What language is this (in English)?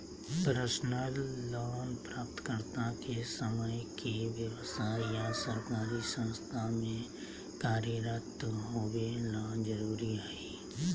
Magahi